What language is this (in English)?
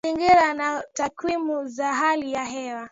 Swahili